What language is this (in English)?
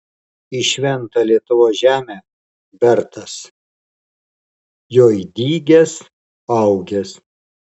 Lithuanian